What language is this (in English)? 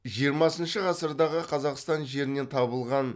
Kazakh